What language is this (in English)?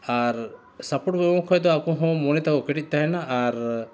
Santali